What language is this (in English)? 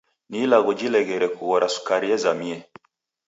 Taita